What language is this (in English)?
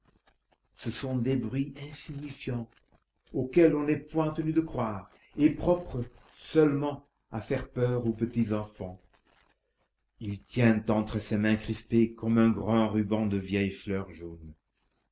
French